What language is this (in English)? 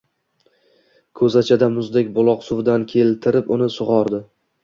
Uzbek